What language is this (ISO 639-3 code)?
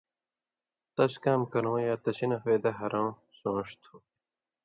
mvy